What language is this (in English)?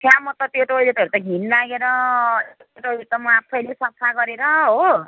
Nepali